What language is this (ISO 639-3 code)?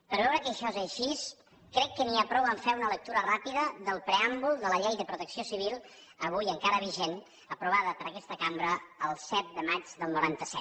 cat